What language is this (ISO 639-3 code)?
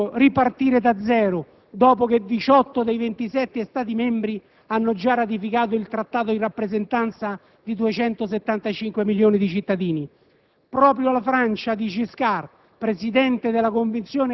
ita